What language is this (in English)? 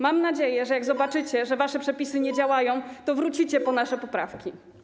Polish